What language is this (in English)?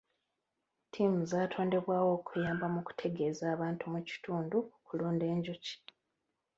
Ganda